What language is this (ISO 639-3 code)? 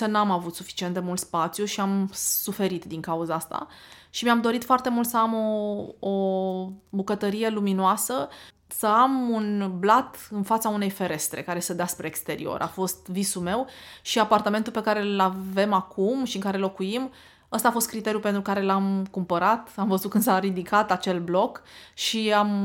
ron